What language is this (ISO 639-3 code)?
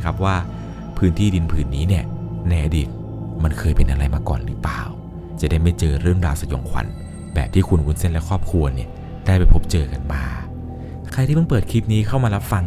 tha